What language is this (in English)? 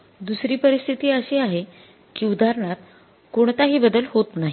Marathi